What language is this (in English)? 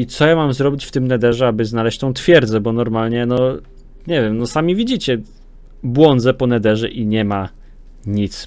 Polish